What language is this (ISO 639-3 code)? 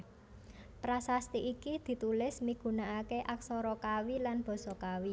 jav